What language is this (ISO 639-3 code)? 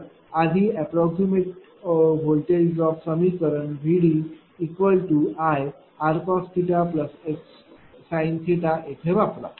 mar